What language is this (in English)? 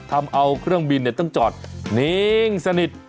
Thai